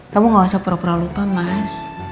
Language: Indonesian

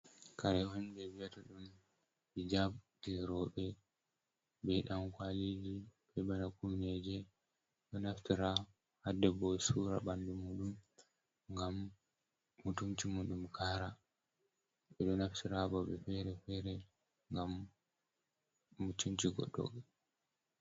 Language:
Fula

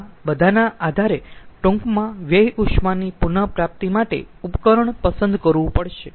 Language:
Gujarati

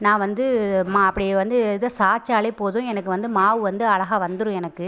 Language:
Tamil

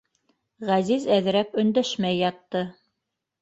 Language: Bashkir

